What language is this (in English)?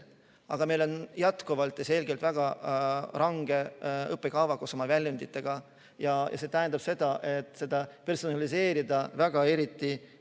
Estonian